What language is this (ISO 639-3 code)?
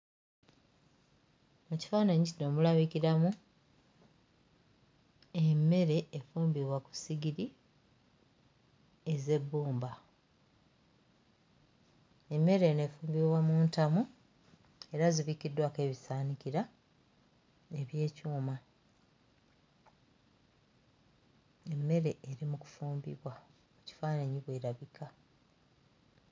lug